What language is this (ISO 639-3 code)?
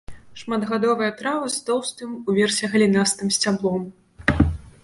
bel